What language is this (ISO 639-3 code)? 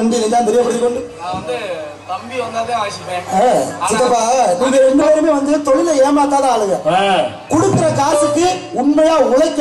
ara